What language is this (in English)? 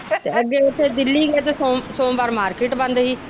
Punjabi